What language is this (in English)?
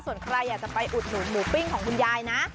Thai